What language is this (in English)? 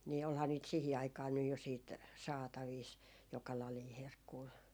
Finnish